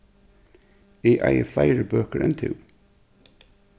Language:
Faroese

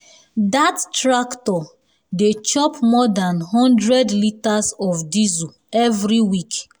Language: Nigerian Pidgin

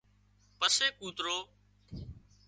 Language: Wadiyara Koli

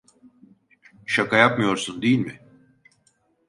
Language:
Turkish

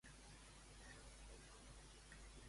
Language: Catalan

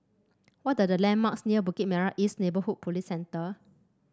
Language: English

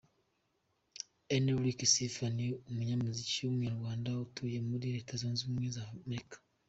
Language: Kinyarwanda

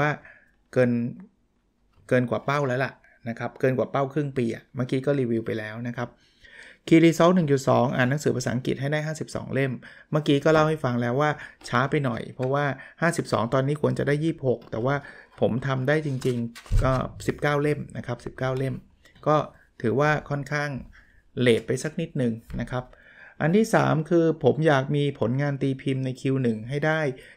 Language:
Thai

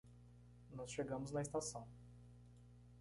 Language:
Portuguese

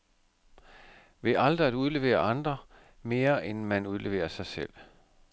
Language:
Danish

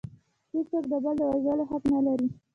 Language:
Pashto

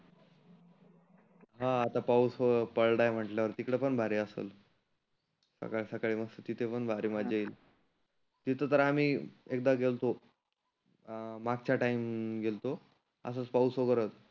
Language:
Marathi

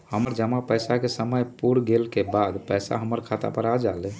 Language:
Magahi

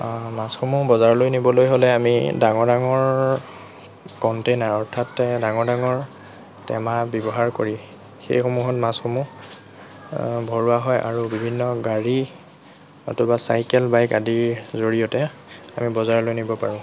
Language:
Assamese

